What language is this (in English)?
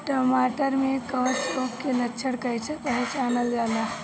Bhojpuri